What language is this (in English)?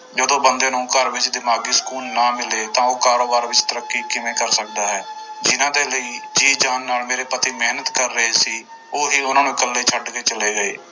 Punjabi